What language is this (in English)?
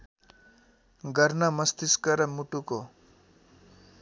Nepali